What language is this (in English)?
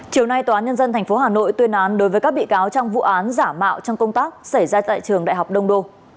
Vietnamese